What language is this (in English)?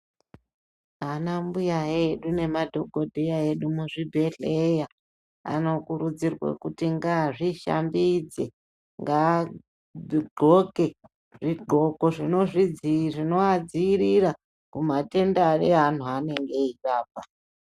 Ndau